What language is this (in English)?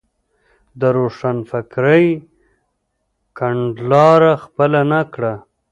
Pashto